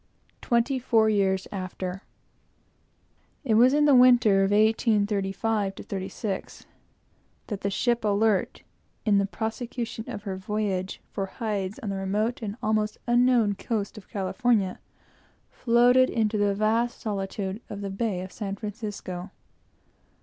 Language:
English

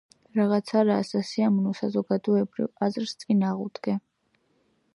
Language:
Georgian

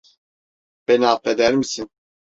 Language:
Turkish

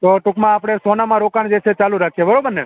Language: Gujarati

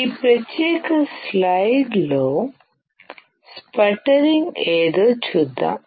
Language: Telugu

